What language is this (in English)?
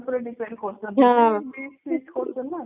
Odia